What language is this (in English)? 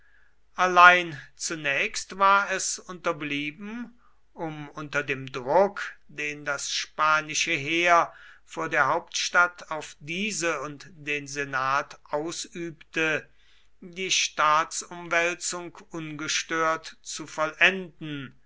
German